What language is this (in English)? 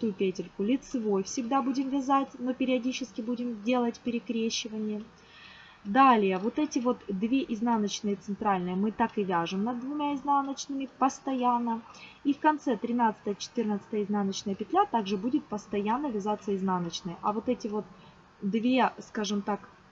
Russian